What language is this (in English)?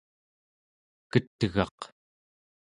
Central Yupik